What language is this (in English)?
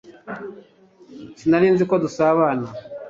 Kinyarwanda